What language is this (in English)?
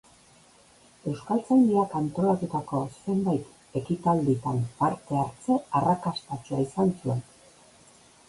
Basque